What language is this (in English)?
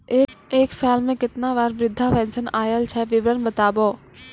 Maithili